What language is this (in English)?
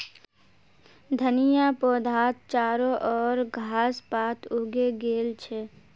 Magahi